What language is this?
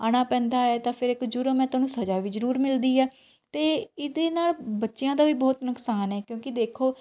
Punjabi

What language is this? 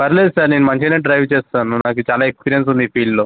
Telugu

